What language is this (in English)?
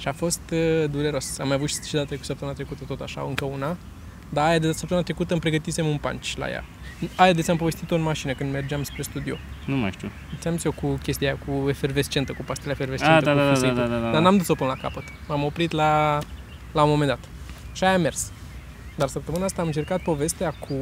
Romanian